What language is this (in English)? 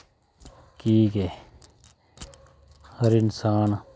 Dogri